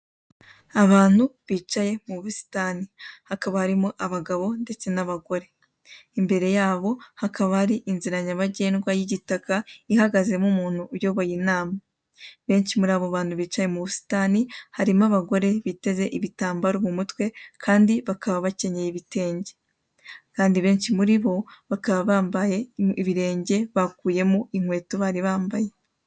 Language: Kinyarwanda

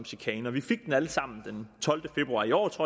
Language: Danish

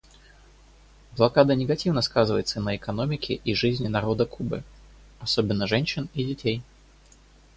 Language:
Russian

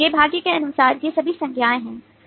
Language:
Hindi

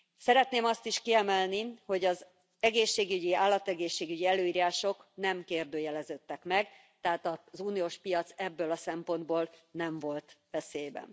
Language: Hungarian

